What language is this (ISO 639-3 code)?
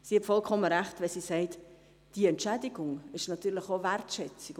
gsw